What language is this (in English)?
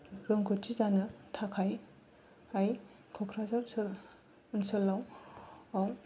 Bodo